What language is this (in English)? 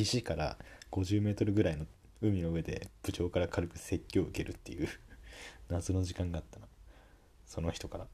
Japanese